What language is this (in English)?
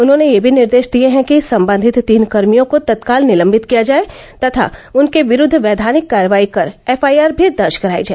Hindi